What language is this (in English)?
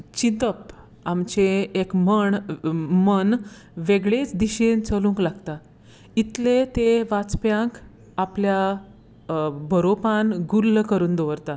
Konkani